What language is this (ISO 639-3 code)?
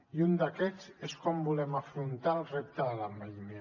cat